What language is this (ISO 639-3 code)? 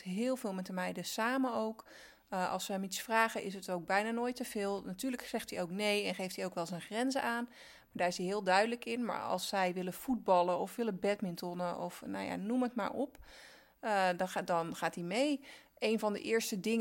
nld